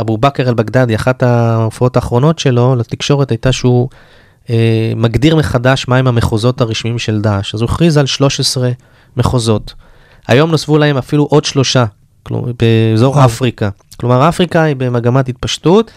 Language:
Hebrew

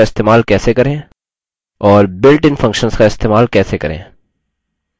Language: Hindi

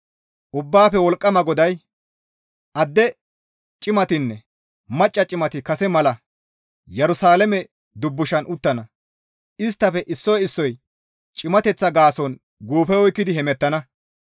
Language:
Gamo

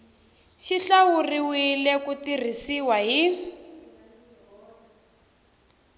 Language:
Tsonga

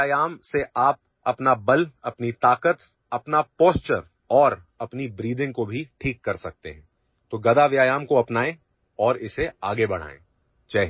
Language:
Urdu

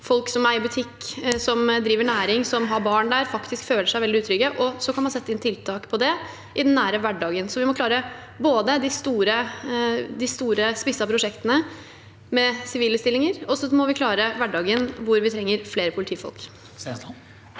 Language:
Norwegian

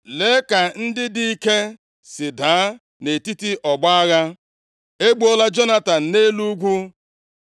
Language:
Igbo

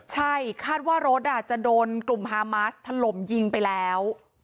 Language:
Thai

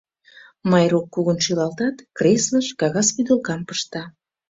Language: Mari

